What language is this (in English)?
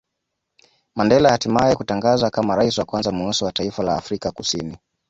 Swahili